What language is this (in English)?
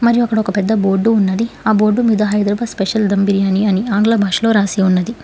Telugu